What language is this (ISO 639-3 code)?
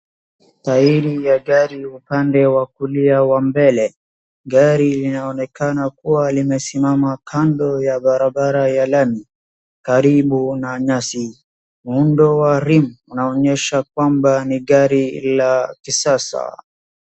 swa